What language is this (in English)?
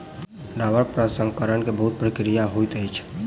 Maithili